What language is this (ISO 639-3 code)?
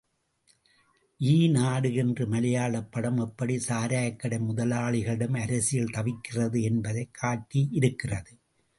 tam